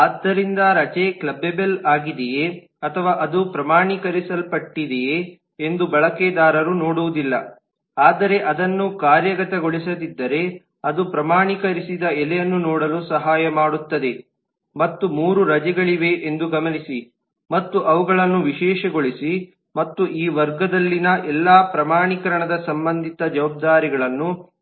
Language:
Kannada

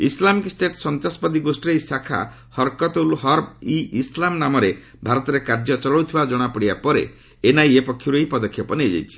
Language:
Odia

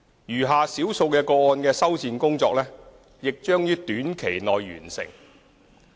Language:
Cantonese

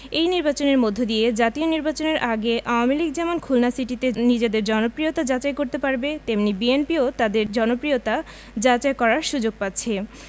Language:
Bangla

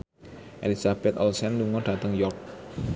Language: Javanese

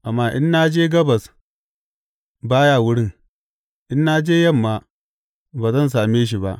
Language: Hausa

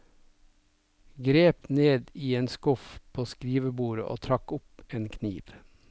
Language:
Norwegian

